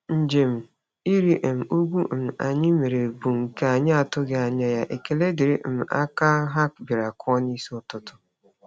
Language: Igbo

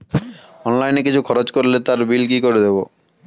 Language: Bangla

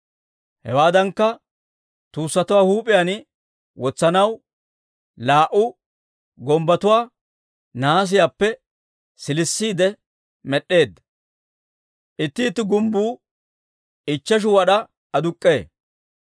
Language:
Dawro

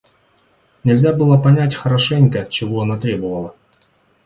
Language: Russian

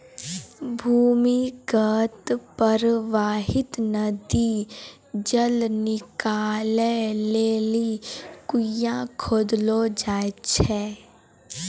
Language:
Maithili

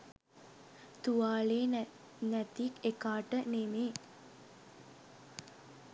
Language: Sinhala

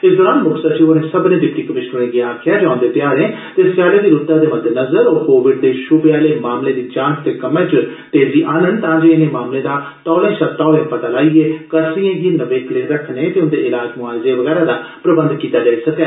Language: Dogri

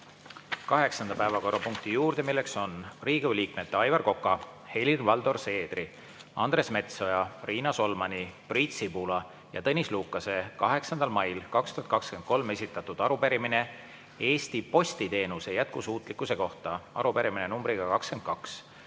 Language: Estonian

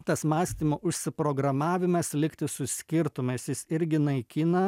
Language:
Lithuanian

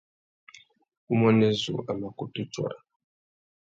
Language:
Tuki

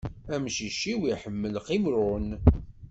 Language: Kabyle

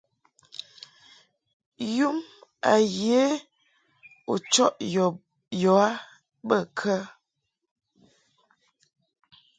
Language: Mungaka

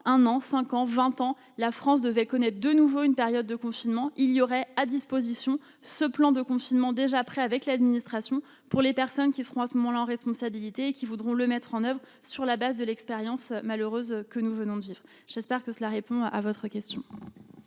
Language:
French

